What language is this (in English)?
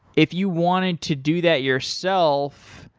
English